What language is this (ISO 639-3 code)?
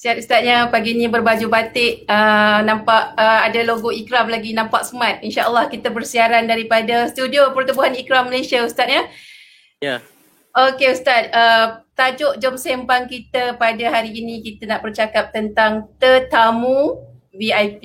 msa